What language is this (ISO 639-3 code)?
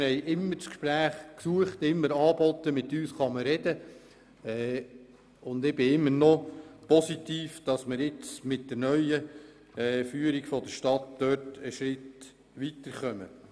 gsw